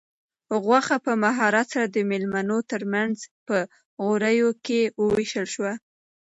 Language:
Pashto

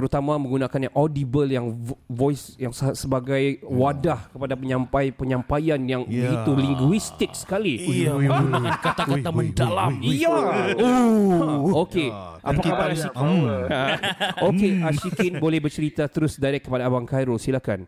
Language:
Malay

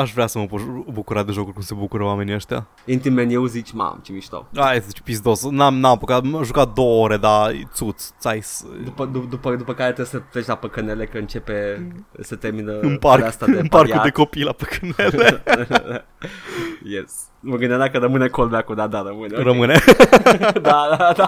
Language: Romanian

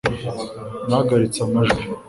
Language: Kinyarwanda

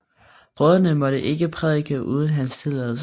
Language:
Danish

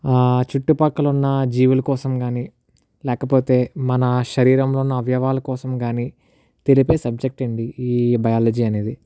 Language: Telugu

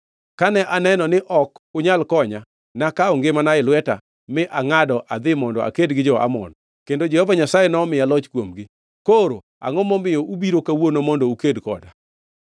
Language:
Luo (Kenya and Tanzania)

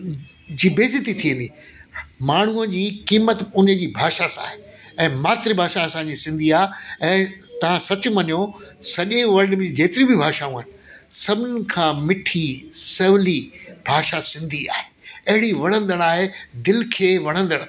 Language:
Sindhi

